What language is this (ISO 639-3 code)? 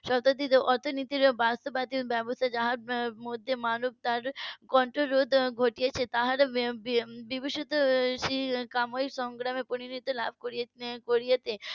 ben